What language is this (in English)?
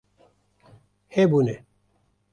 Kurdish